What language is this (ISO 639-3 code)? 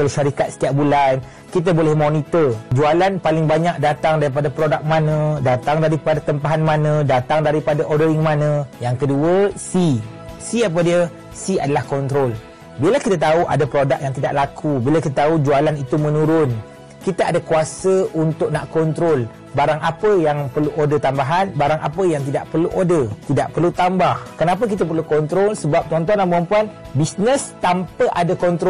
msa